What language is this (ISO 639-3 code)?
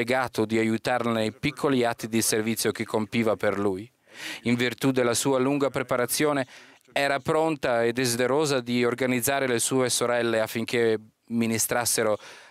ita